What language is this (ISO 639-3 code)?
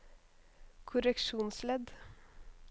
nor